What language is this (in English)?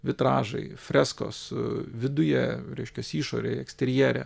Lithuanian